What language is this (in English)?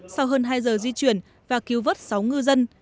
Vietnamese